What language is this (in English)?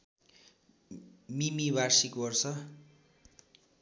Nepali